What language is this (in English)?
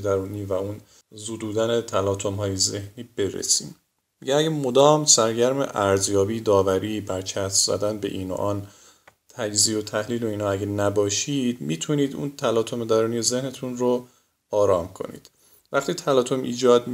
Persian